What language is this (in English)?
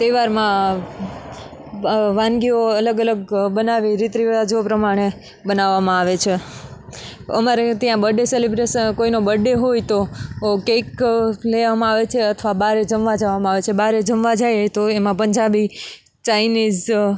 Gujarati